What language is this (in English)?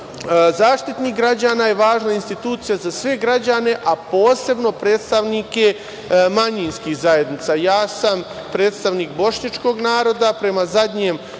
Serbian